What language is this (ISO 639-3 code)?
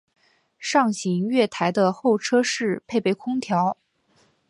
zho